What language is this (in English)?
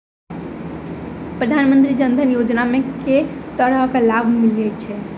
Maithili